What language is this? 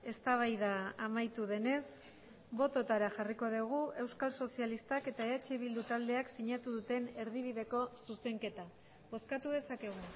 Basque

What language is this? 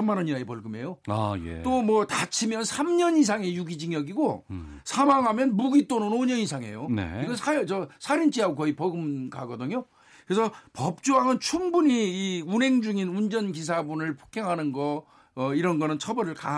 Korean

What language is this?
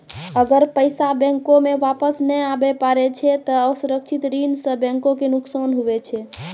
Maithili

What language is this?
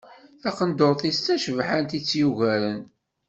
Kabyle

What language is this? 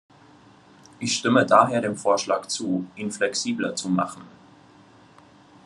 German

